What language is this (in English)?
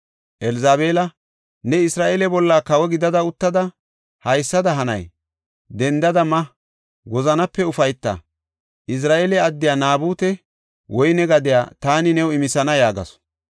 Gofa